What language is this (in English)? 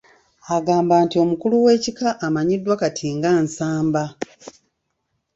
Ganda